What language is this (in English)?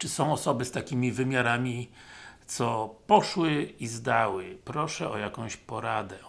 Polish